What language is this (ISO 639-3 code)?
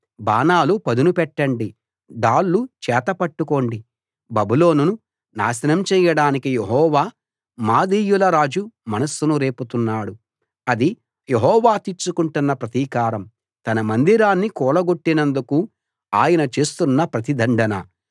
tel